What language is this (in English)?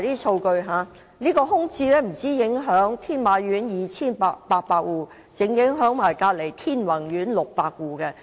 Cantonese